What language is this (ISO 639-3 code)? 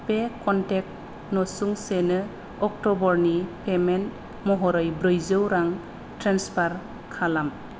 brx